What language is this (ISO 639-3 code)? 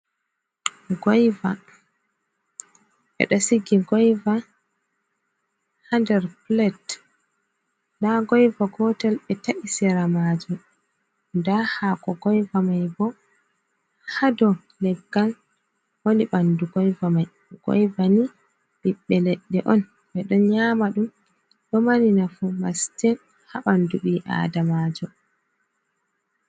ful